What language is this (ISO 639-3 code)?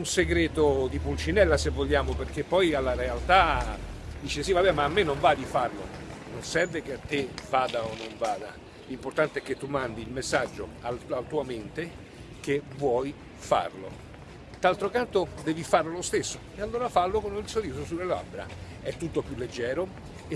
ita